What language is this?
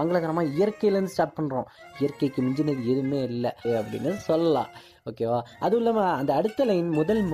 Tamil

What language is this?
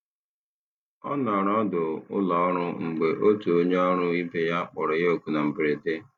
Igbo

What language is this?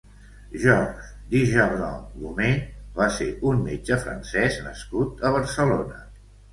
Catalan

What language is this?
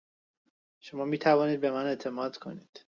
Persian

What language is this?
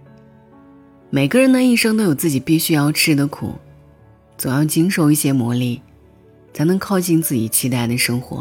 Chinese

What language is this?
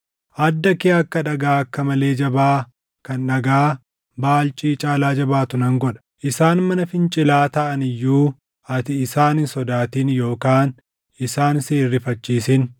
Oromo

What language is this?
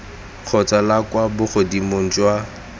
Tswana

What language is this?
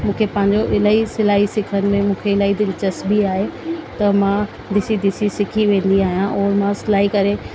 Sindhi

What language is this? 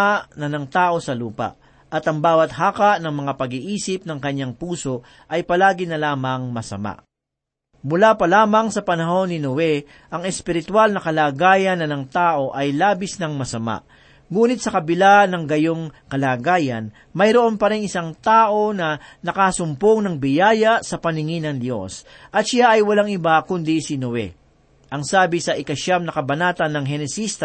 Filipino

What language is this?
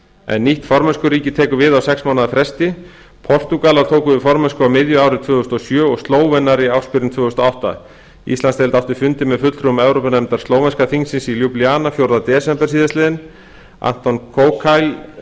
Icelandic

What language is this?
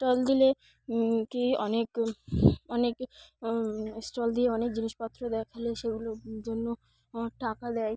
Bangla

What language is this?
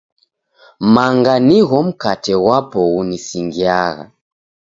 Taita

